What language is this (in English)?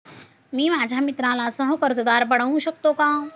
Marathi